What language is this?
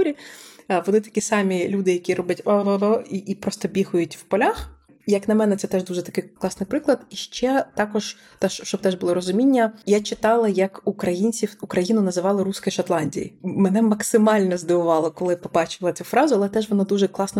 Ukrainian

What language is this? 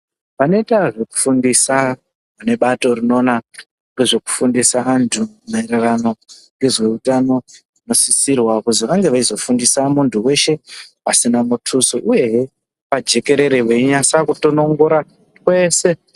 Ndau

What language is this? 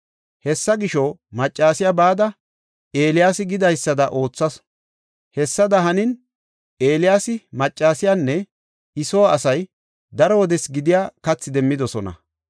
Gofa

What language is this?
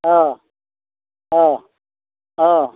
Bodo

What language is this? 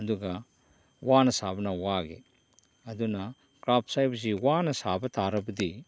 Manipuri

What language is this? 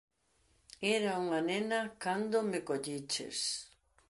Galician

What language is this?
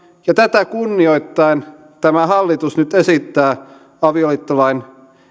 Finnish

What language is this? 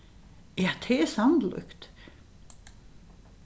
Faroese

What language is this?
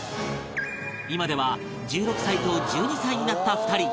Japanese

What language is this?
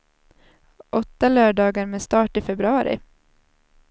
Swedish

